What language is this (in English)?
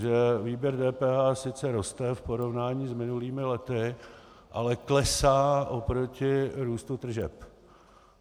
Czech